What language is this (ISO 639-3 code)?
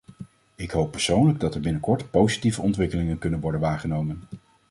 nld